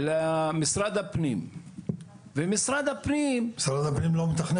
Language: Hebrew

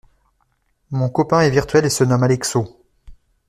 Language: French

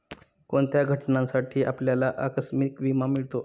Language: Marathi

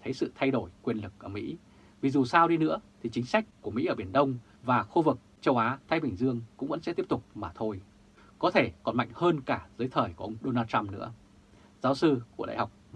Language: Vietnamese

